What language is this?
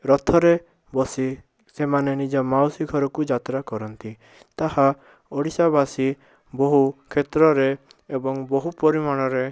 Odia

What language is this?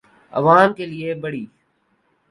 Urdu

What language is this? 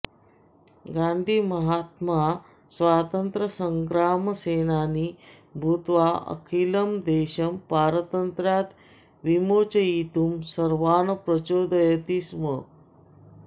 Sanskrit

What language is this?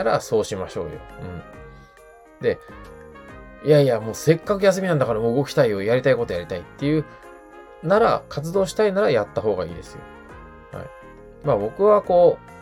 Japanese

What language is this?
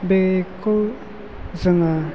Bodo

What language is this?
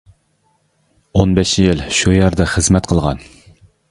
Uyghur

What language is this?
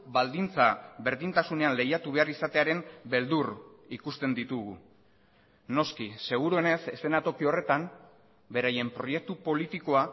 Basque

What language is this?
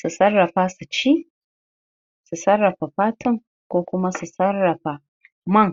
Hausa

